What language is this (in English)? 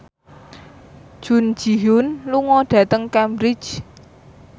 Javanese